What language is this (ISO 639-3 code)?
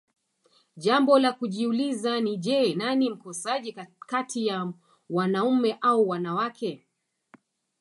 swa